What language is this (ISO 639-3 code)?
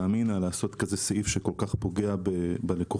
heb